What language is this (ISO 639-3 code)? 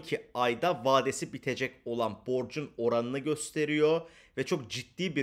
tur